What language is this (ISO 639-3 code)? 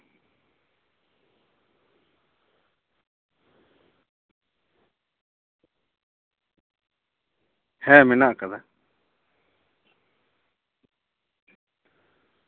sat